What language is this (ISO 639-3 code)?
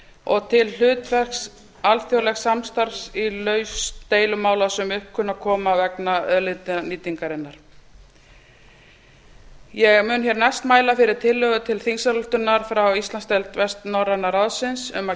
isl